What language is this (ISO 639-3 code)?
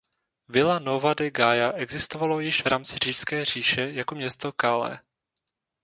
ces